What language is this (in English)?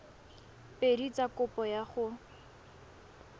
Tswana